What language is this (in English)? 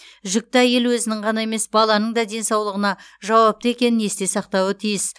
Kazakh